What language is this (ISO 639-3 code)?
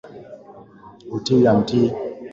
swa